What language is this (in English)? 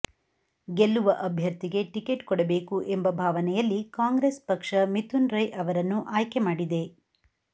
Kannada